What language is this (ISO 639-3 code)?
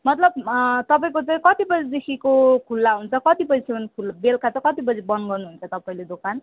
nep